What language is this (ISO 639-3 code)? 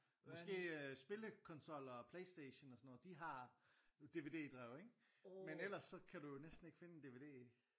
dan